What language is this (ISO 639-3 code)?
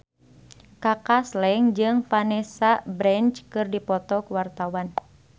sun